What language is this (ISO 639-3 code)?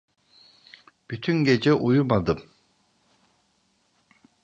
tur